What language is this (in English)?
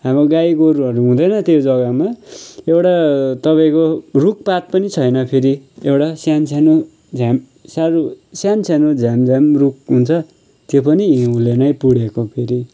Nepali